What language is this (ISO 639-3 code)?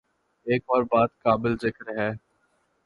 urd